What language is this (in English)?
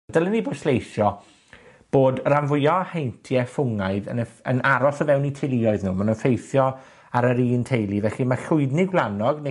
Welsh